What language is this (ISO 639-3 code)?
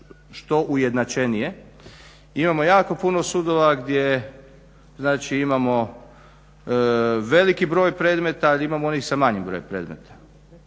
hrv